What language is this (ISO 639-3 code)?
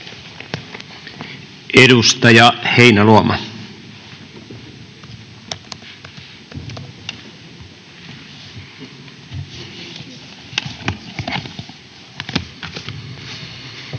fin